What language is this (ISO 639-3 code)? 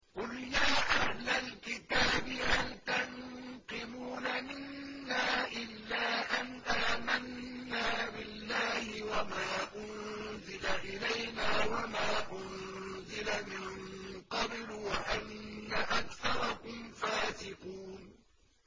ara